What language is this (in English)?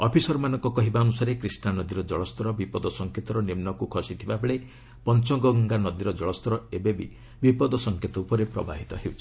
Odia